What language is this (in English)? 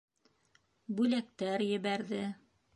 Bashkir